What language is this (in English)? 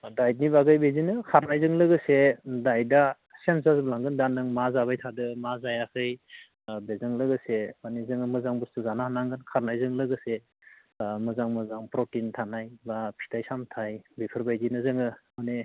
Bodo